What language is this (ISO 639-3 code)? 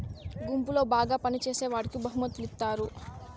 tel